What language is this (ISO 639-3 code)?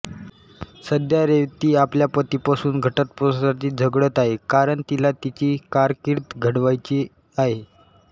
mar